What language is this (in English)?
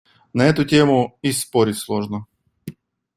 Russian